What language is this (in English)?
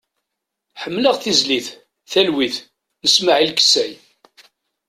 Kabyle